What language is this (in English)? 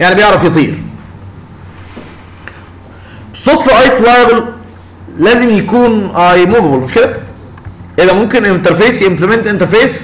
Arabic